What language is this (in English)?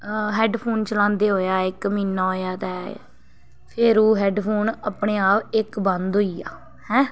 Dogri